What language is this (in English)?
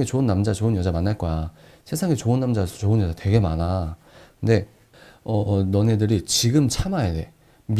Korean